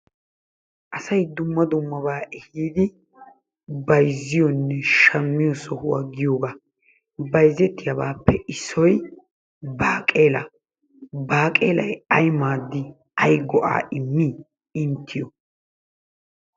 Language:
Wolaytta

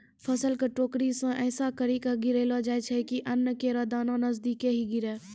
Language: Maithili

